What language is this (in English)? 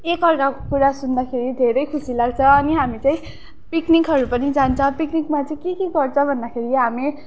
Nepali